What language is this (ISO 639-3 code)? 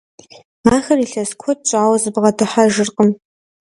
kbd